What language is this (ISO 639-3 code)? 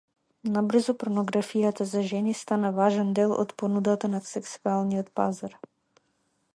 mkd